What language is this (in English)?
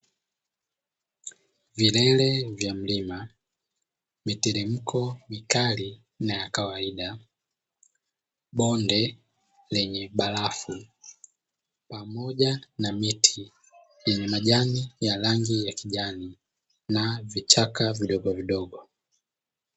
Swahili